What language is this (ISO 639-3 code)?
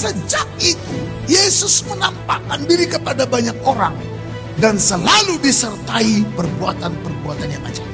ind